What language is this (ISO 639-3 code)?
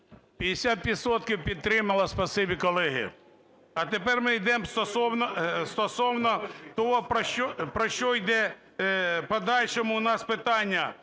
ukr